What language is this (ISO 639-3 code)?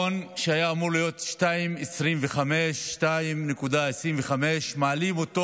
heb